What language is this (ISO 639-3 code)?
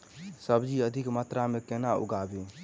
mai